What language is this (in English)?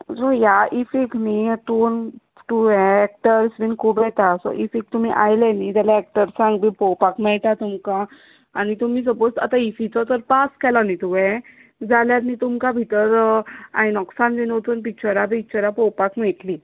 Konkani